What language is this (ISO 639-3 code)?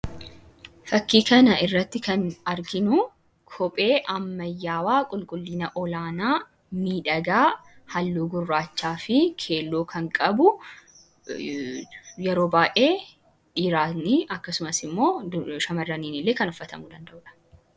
orm